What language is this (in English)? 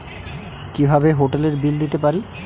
Bangla